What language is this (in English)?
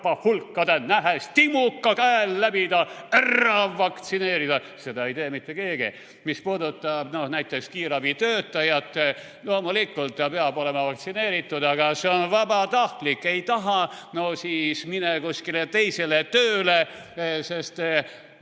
Estonian